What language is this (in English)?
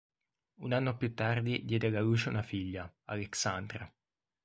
Italian